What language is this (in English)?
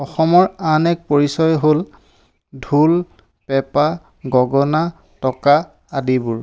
Assamese